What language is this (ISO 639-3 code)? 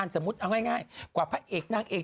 tha